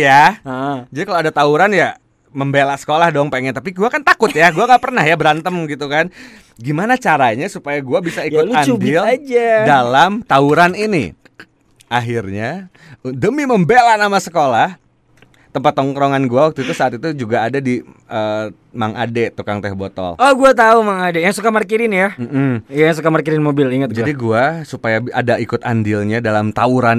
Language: Indonesian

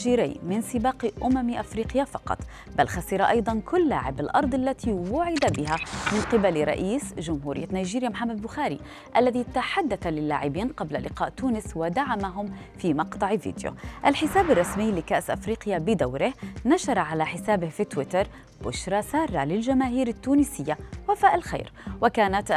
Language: Arabic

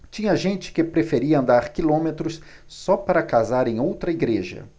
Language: Portuguese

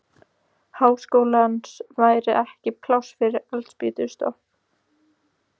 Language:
Icelandic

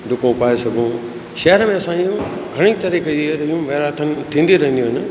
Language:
Sindhi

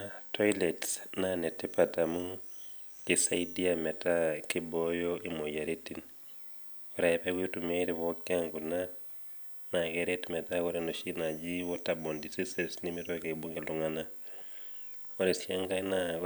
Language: Masai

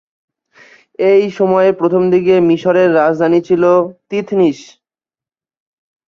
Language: Bangla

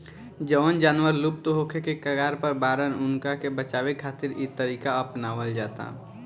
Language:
Bhojpuri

